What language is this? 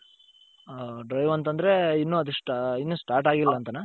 Kannada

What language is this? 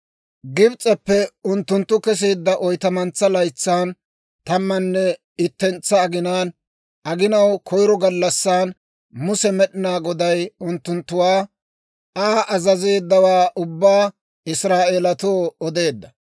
Dawro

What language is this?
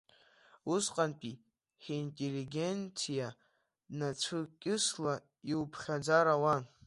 Abkhazian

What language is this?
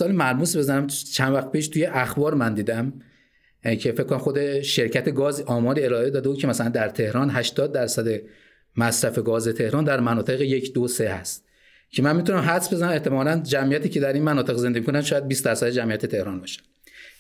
Persian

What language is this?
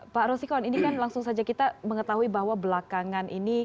Indonesian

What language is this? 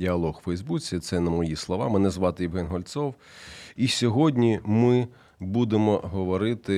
Ukrainian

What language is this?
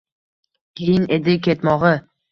Uzbek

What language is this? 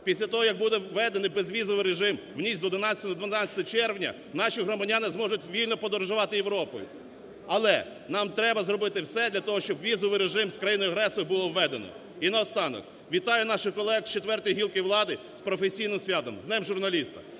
Ukrainian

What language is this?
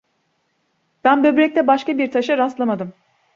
Turkish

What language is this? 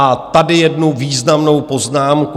Czech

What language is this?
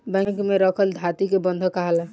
Bhojpuri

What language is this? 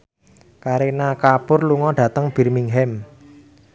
Javanese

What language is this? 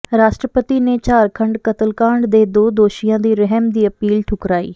Punjabi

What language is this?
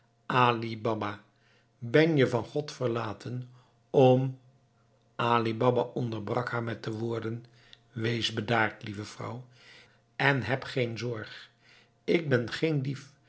Dutch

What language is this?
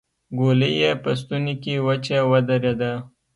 Pashto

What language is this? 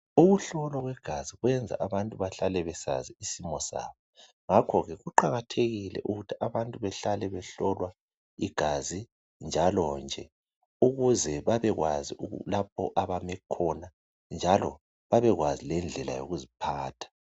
North Ndebele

